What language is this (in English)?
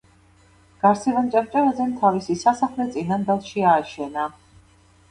Georgian